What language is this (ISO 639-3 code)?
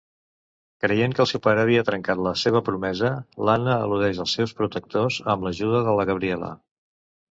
cat